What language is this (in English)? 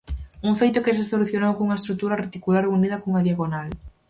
Galician